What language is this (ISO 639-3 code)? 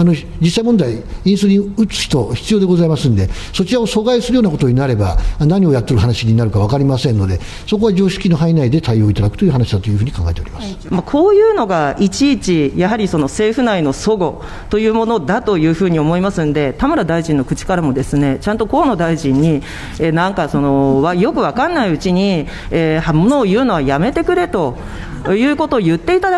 jpn